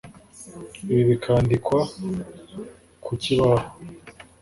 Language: Kinyarwanda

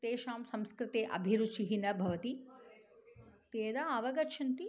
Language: Sanskrit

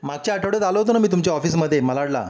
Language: Marathi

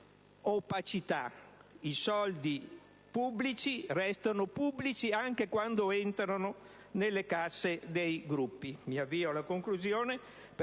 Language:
Italian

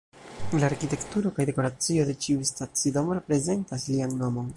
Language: Esperanto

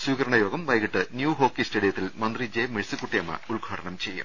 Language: Malayalam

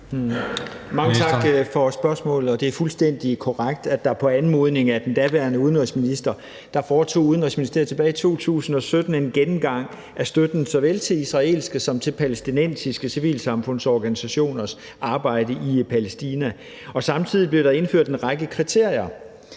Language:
Danish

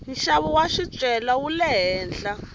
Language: Tsonga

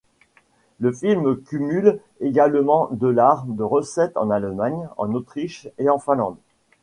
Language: French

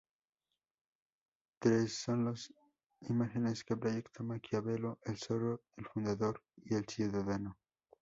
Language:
Spanish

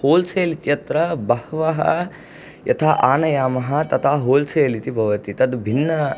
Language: Sanskrit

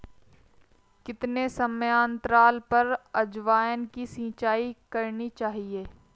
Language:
Hindi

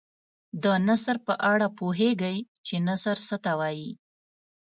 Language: Pashto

